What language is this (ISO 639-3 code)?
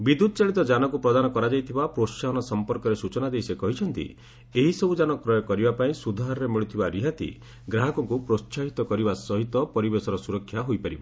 ori